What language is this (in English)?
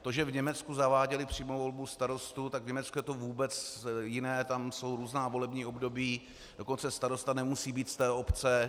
Czech